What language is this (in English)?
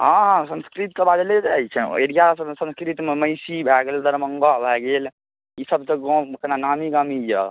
Maithili